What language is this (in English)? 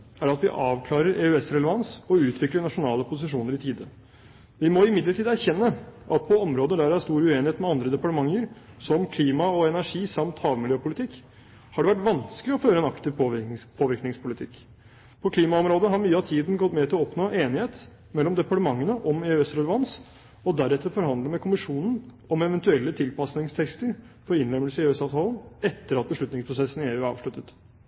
Norwegian Bokmål